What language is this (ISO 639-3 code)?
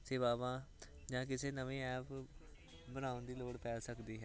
pan